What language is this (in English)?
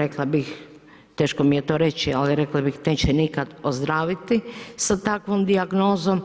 Croatian